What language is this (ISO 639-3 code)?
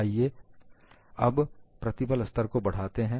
hin